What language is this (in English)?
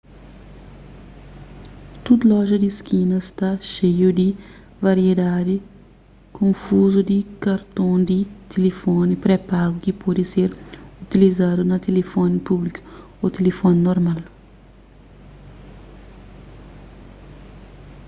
Kabuverdianu